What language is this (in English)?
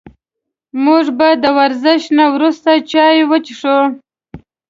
Pashto